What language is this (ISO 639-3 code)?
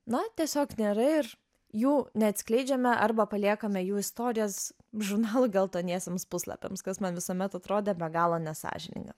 lit